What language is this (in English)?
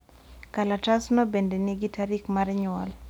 Luo (Kenya and Tanzania)